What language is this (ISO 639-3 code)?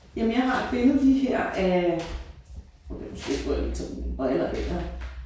dan